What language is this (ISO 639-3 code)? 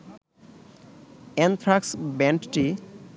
ben